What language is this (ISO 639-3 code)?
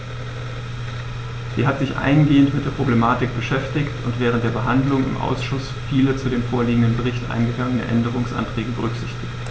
deu